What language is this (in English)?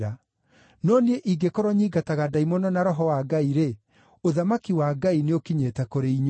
Kikuyu